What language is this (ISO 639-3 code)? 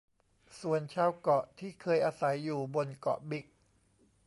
tha